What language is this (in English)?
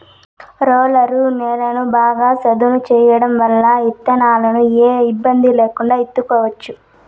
Telugu